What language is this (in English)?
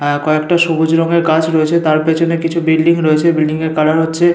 Bangla